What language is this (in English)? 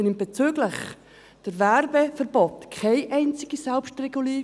Swiss German